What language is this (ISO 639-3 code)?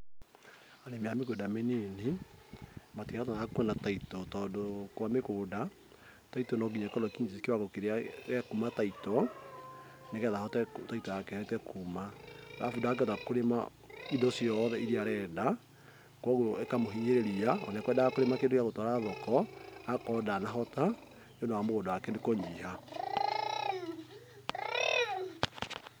kik